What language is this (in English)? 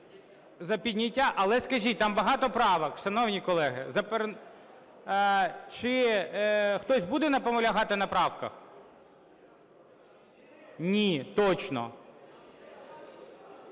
Ukrainian